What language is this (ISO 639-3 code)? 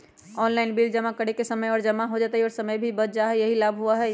mag